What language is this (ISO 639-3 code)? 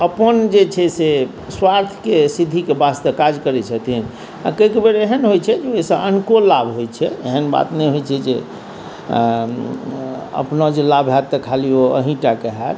mai